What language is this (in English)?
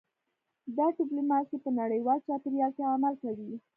Pashto